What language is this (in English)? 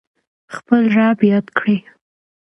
Pashto